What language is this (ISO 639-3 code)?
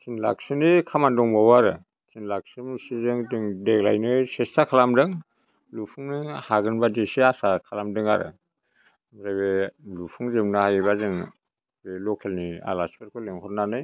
brx